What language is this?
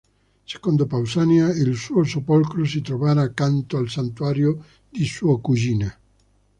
Italian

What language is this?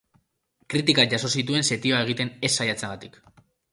Basque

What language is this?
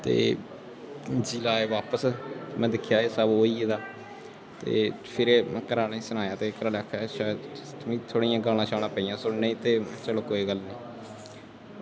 Dogri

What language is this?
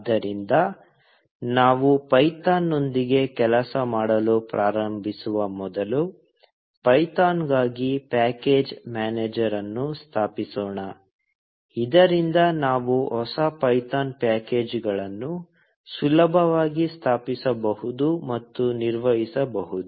Kannada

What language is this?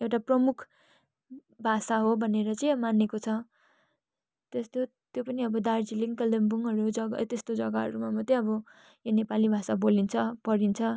Nepali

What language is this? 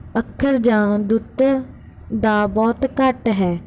Punjabi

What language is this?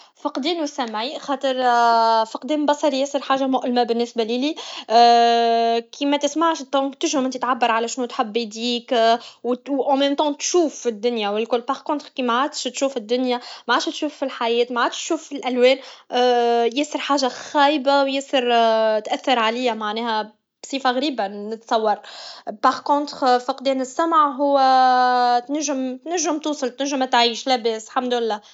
Tunisian Arabic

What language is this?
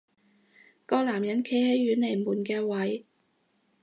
Cantonese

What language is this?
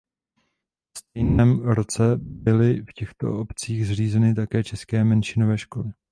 Czech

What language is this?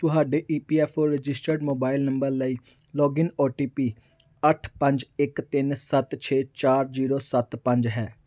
Punjabi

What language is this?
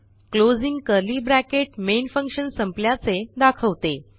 Marathi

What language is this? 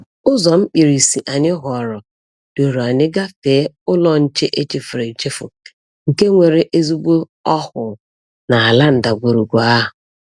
Igbo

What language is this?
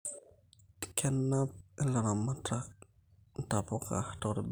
Masai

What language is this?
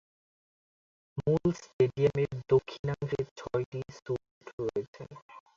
Bangla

